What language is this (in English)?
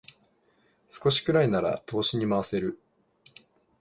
Japanese